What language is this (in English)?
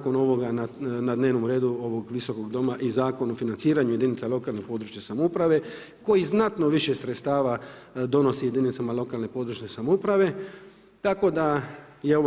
Croatian